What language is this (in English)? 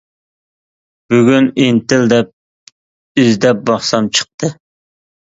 Uyghur